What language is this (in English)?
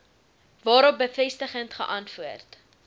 Afrikaans